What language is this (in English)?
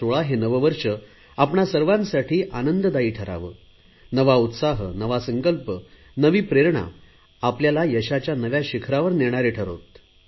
Marathi